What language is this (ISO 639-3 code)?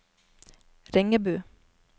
nor